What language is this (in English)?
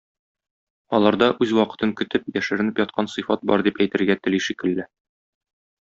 Tatar